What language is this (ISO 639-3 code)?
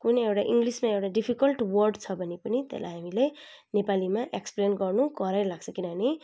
nep